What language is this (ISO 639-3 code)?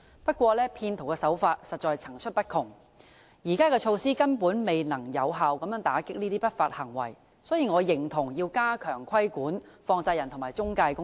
yue